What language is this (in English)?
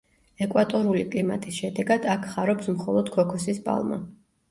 Georgian